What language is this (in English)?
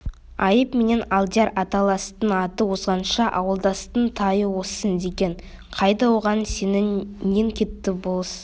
Kazakh